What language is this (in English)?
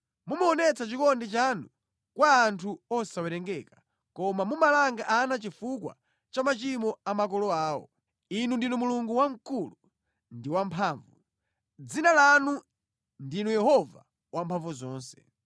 Nyanja